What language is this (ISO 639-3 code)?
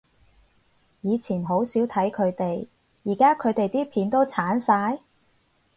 yue